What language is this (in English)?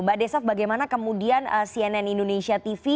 Indonesian